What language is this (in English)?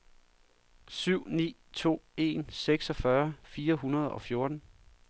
Danish